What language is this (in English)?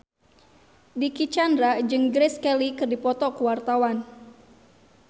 Sundanese